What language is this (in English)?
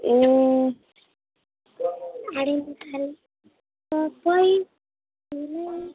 Nepali